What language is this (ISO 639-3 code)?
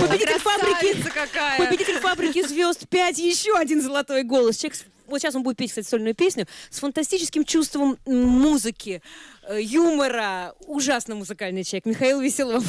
rus